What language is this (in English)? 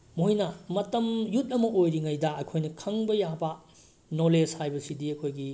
Manipuri